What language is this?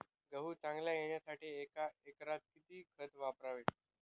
Marathi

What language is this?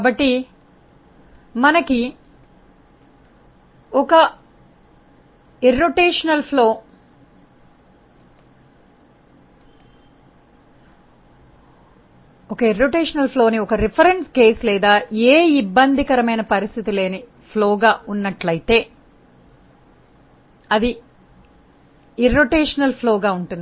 Telugu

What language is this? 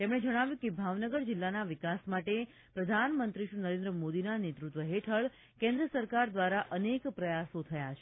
Gujarati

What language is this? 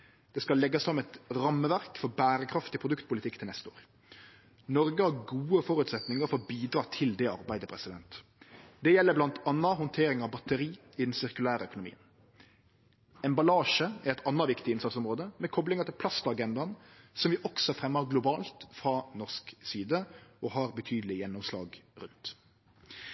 Norwegian Nynorsk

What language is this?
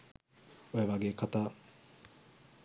Sinhala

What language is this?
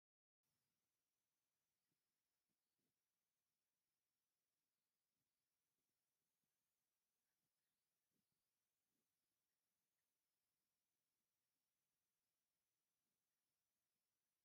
Tigrinya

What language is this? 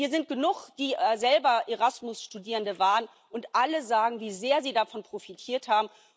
German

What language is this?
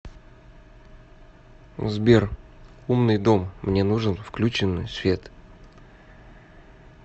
Russian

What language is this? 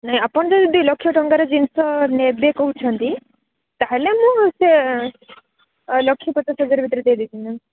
Odia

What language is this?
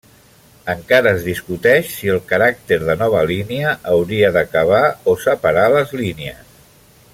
Catalan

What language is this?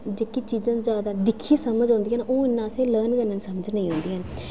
Dogri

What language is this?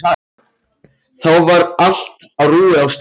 Icelandic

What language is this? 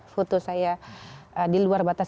Indonesian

